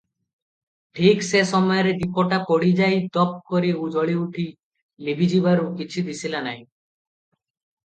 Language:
Odia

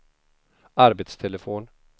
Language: Swedish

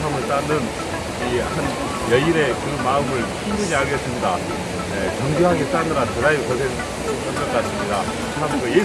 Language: Korean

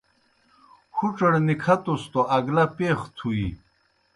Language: Kohistani Shina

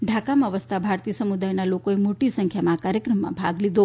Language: Gujarati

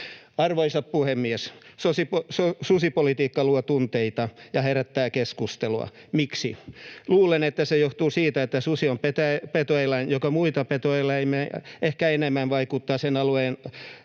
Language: Finnish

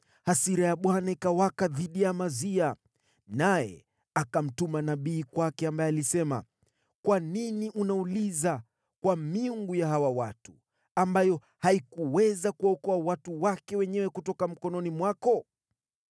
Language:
Swahili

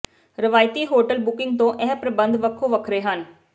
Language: Punjabi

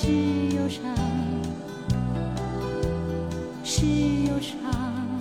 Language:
Chinese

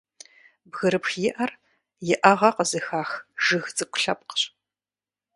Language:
Kabardian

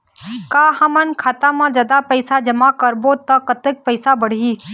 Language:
Chhattisgarhi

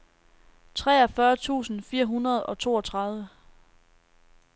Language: Danish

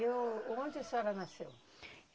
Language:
Portuguese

